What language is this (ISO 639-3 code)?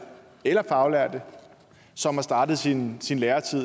dan